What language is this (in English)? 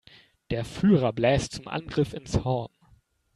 German